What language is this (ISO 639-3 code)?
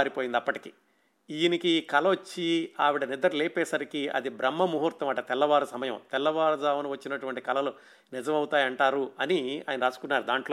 tel